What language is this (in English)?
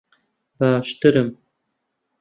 Central Kurdish